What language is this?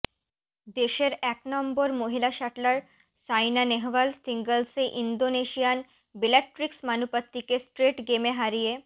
Bangla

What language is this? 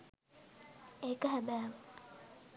Sinhala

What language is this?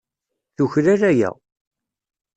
Kabyle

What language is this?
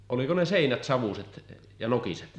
Finnish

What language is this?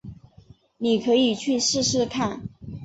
Chinese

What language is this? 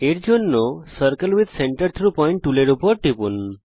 Bangla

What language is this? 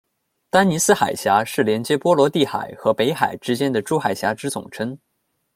Chinese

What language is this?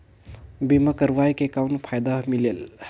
Chhattisgarhi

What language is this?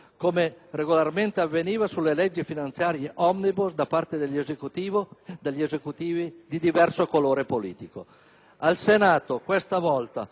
Italian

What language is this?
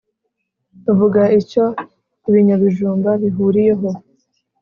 Kinyarwanda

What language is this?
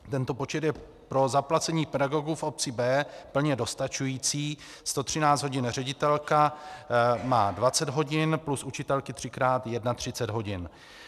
Czech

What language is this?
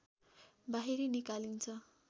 Nepali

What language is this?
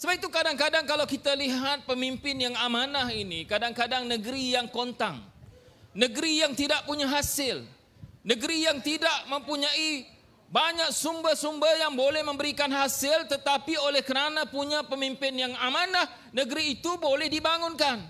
Malay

